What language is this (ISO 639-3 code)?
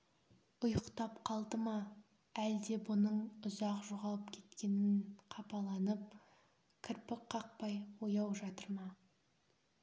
kaz